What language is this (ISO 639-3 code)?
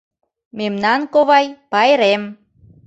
chm